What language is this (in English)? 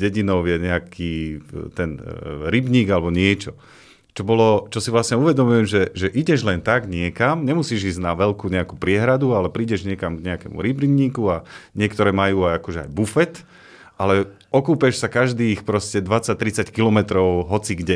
Slovak